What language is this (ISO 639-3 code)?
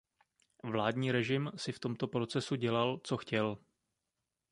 ces